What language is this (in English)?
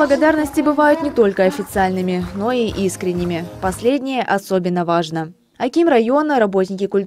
Russian